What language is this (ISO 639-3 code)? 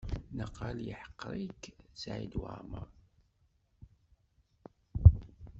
kab